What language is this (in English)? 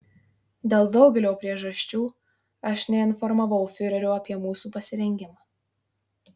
Lithuanian